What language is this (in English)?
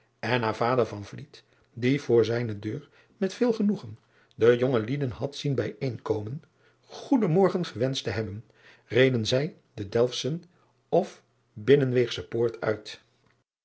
Dutch